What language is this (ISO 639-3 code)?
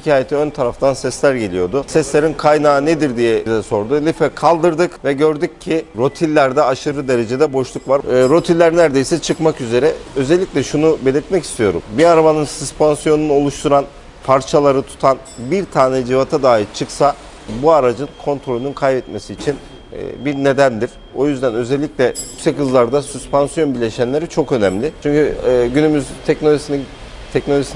tur